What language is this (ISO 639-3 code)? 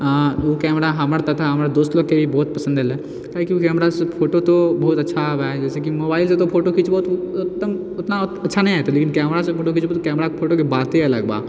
mai